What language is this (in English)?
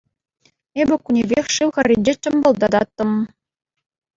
Chuvash